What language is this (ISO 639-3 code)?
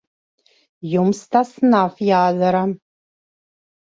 lav